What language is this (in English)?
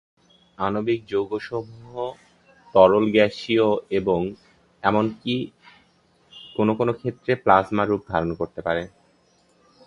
Bangla